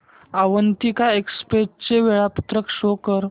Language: Marathi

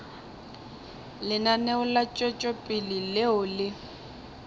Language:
Northern Sotho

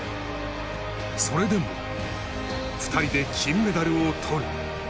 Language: Japanese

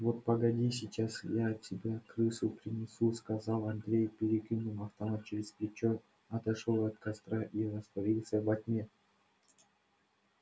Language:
Russian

